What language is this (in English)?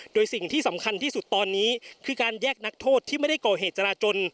Thai